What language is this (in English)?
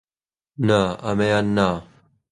Central Kurdish